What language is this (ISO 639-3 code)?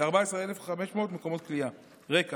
heb